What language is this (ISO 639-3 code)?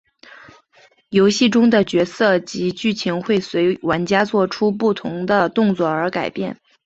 zho